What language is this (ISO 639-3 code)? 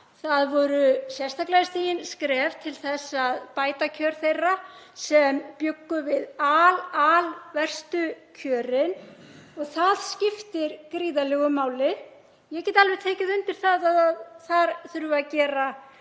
isl